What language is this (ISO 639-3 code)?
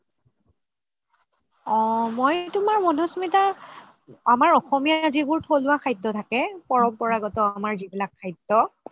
asm